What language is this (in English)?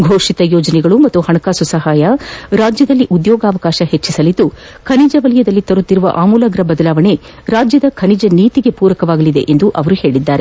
Kannada